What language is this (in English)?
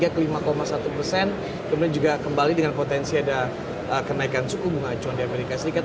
Indonesian